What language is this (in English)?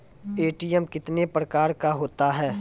Maithili